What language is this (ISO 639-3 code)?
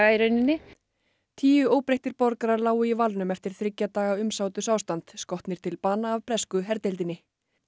isl